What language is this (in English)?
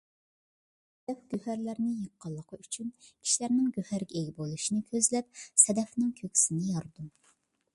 Uyghur